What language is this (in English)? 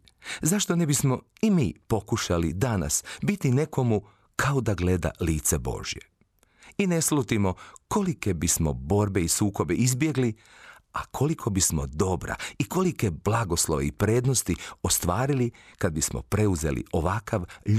Croatian